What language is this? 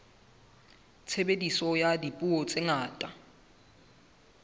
Southern Sotho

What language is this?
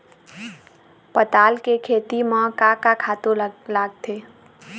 Chhattisgarhi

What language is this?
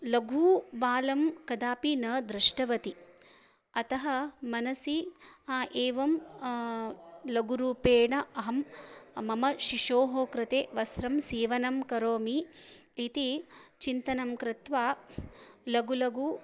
Sanskrit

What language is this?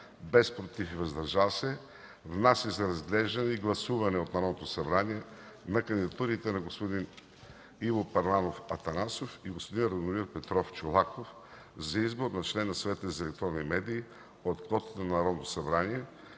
Bulgarian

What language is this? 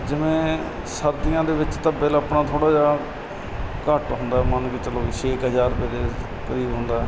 Punjabi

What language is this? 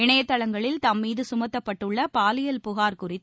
Tamil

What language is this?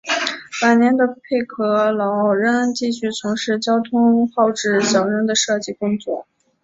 Chinese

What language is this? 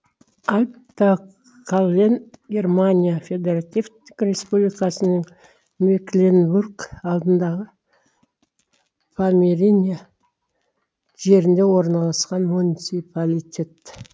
Kazakh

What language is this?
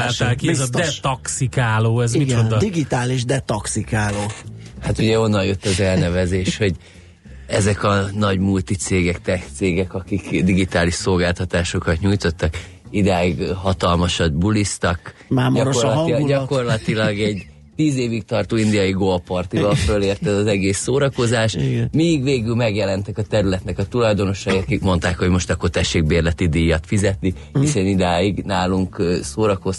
Hungarian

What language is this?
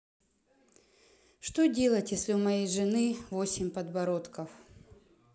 Russian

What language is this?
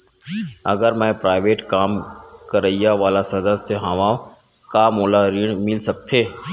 Chhattisgarhi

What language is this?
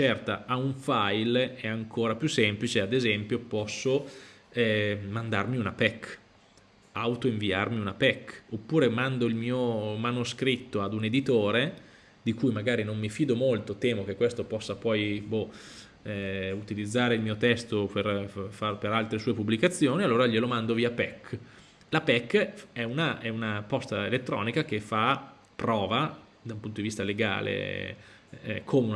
Italian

